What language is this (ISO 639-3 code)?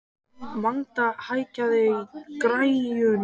isl